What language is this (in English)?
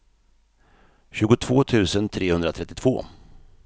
Swedish